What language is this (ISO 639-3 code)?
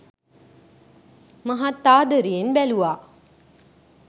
sin